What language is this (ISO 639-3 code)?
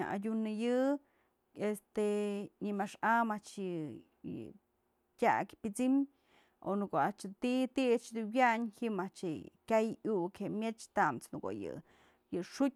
mzl